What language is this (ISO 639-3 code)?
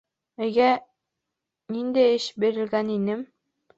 bak